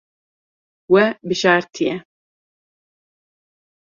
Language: Kurdish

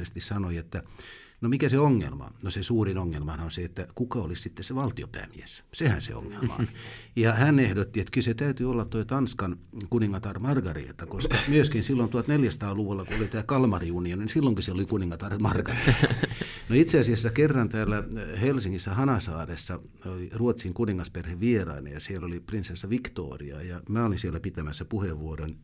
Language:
Finnish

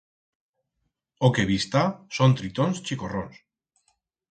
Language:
Aragonese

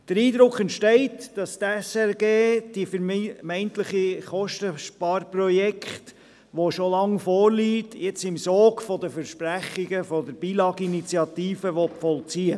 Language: Swiss German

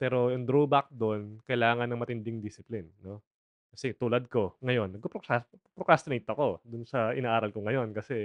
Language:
Filipino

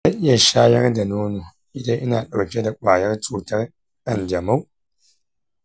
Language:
Hausa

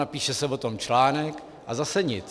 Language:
Czech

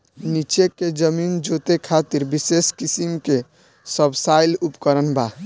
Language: Bhojpuri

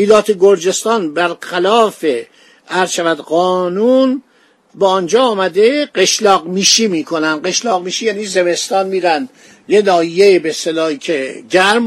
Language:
Persian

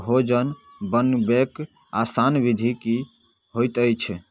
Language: Maithili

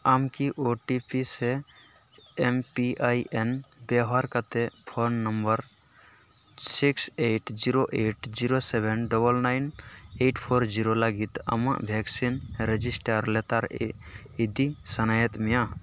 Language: Santali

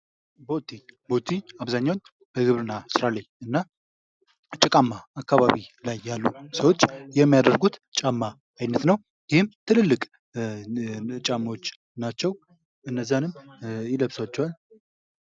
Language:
Amharic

